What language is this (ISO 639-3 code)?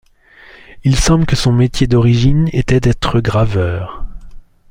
fra